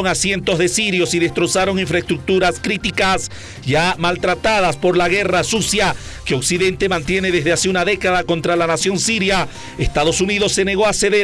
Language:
Spanish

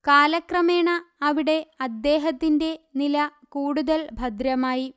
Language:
Malayalam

